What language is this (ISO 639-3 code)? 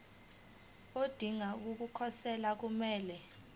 zul